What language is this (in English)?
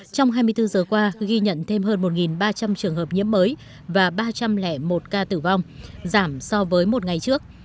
Vietnamese